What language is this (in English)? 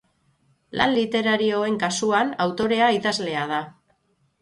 Basque